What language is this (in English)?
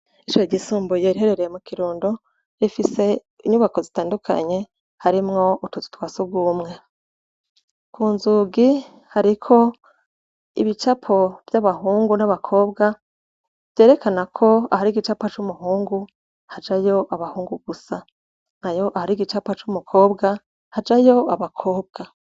Rundi